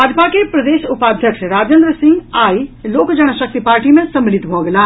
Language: Maithili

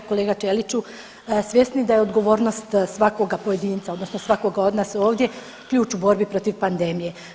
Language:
Croatian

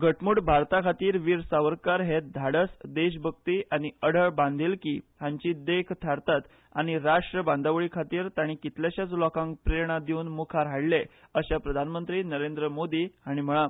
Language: Konkani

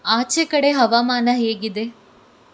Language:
Kannada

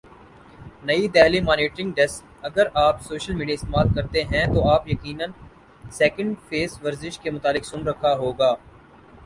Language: Urdu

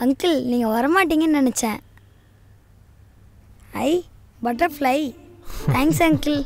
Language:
Tamil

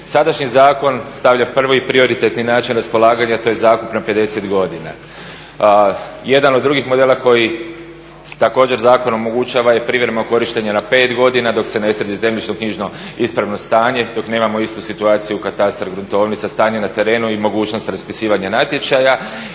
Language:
Croatian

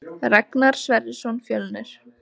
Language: Icelandic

